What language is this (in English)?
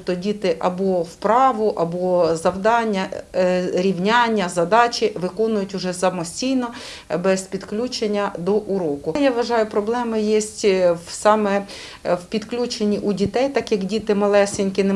Ukrainian